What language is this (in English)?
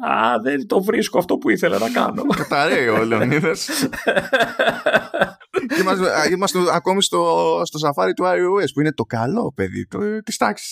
Greek